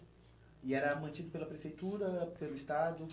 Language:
Portuguese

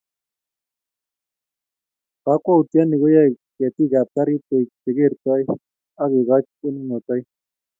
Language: Kalenjin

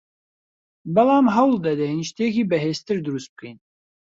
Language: Central Kurdish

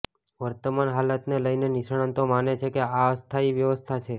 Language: Gujarati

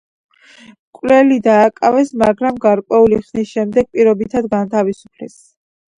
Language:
Georgian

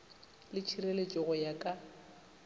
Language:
Northern Sotho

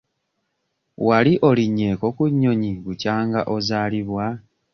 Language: Ganda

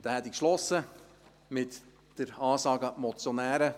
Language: Swiss German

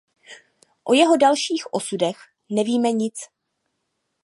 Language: Czech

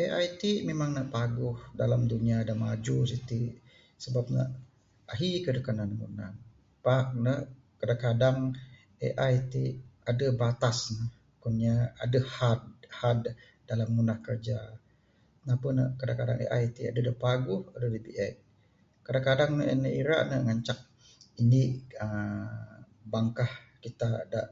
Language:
Bukar-Sadung Bidayuh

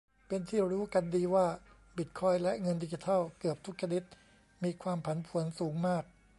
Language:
Thai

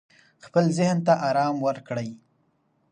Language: Pashto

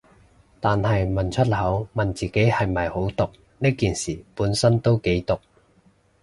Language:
Cantonese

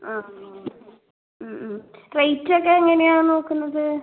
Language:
Malayalam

